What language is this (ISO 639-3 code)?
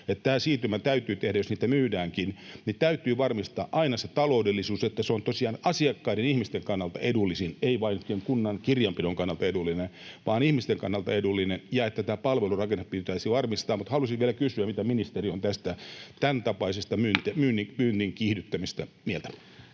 fin